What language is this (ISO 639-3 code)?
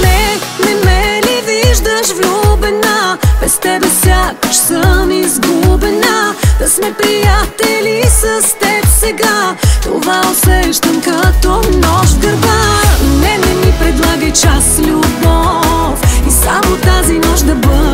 bul